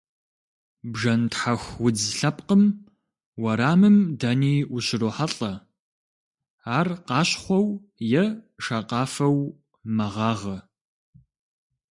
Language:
Kabardian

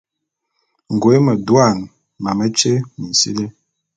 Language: Bulu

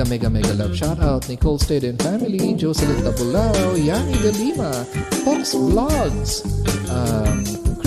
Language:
Filipino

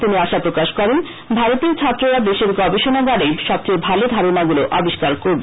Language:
Bangla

